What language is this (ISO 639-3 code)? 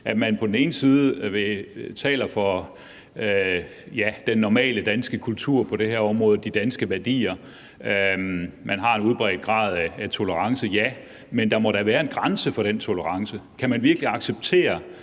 dan